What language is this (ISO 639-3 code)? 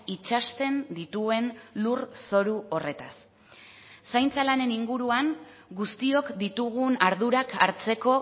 eus